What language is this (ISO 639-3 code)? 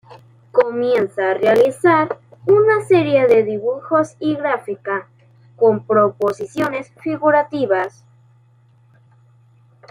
spa